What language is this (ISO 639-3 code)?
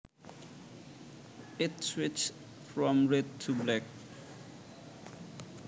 jav